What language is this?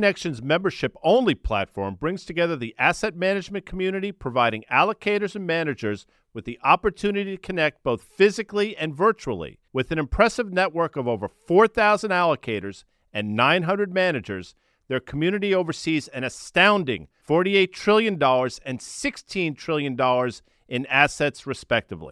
English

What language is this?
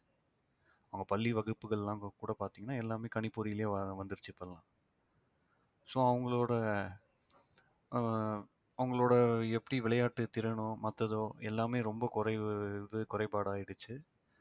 Tamil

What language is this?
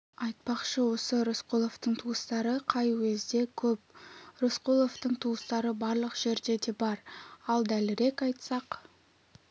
Kazakh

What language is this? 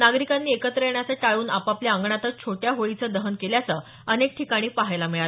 Marathi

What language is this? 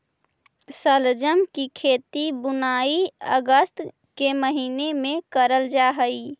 Magahi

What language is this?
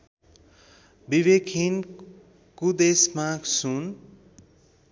Nepali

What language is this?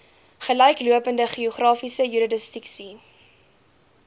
Afrikaans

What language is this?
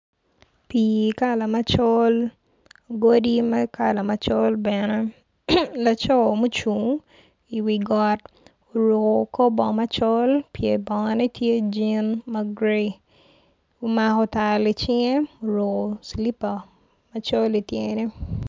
Acoli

